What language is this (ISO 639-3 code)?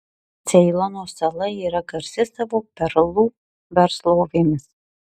lit